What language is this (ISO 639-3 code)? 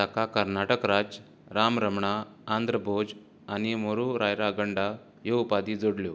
kok